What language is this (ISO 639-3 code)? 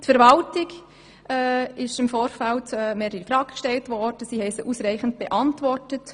gsw